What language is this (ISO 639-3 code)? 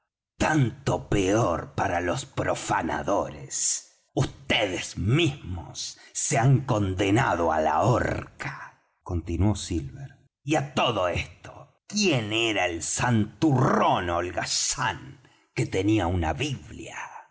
spa